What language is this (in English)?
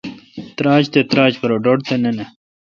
Kalkoti